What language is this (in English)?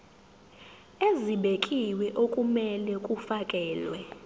Zulu